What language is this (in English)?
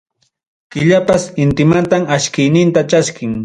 Ayacucho Quechua